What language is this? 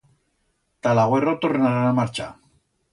Aragonese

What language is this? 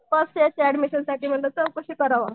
Marathi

